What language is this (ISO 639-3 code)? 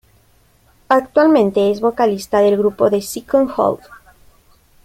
spa